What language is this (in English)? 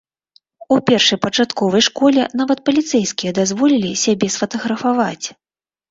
Belarusian